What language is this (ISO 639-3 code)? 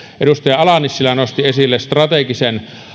fin